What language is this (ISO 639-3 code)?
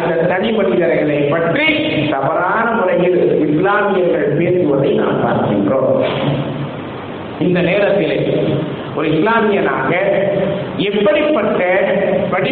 tam